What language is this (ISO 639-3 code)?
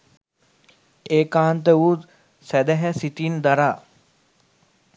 sin